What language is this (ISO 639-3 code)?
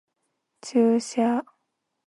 jpn